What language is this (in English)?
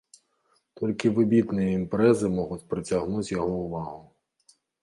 Belarusian